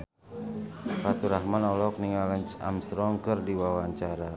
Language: Sundanese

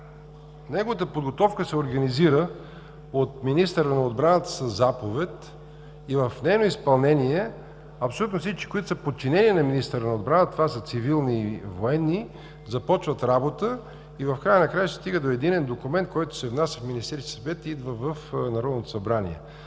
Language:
Bulgarian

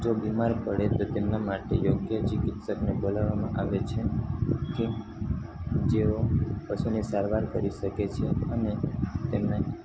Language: Gujarati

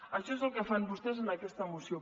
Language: Catalan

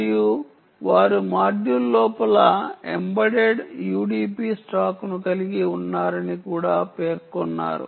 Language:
Telugu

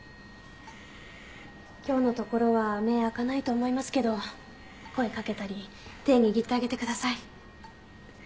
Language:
Japanese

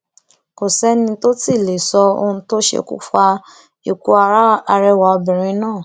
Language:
Yoruba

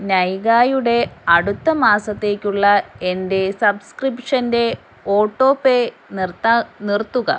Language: Malayalam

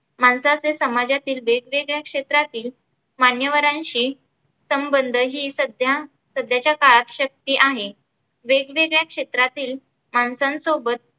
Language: Marathi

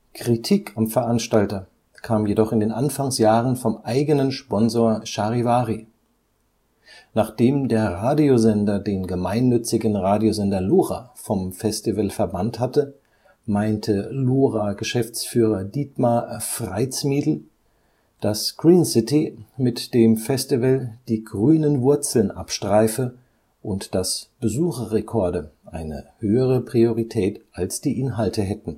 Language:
German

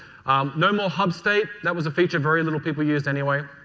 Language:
English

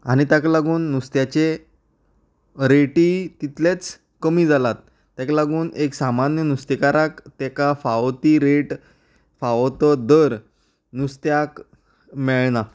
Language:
Konkani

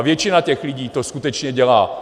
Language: Czech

